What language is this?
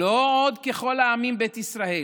Hebrew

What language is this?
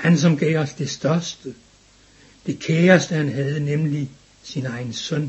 Danish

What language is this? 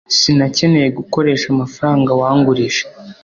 Kinyarwanda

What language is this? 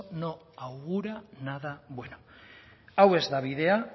Basque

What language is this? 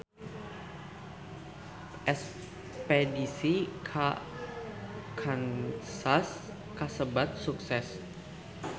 Sundanese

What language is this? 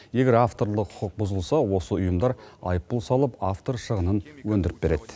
Kazakh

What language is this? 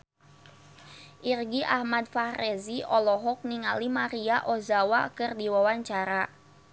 Sundanese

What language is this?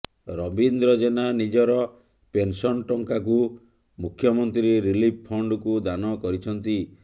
Odia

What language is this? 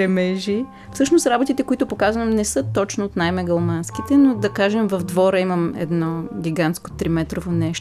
Bulgarian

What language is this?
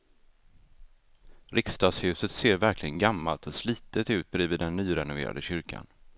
Swedish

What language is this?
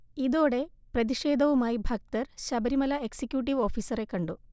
Malayalam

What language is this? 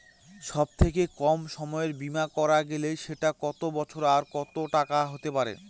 Bangla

